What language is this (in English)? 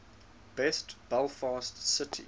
English